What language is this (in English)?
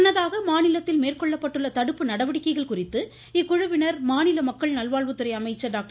Tamil